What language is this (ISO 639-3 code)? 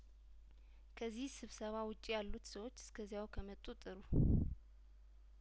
amh